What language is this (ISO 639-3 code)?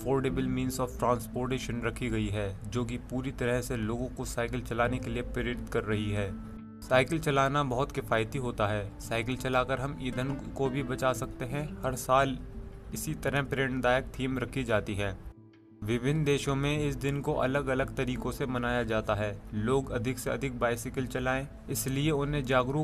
hin